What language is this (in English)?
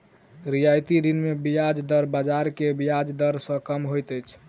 Maithili